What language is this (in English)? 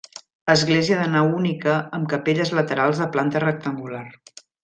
Catalan